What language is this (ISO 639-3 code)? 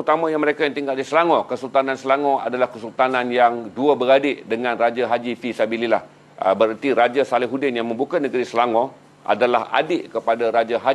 msa